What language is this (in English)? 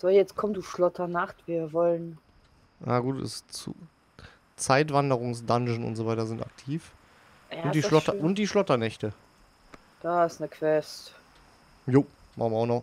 German